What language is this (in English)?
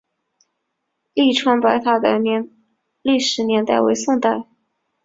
Chinese